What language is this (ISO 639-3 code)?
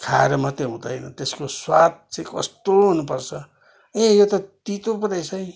nep